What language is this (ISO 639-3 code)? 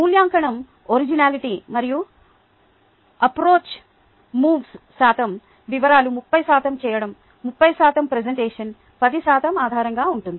tel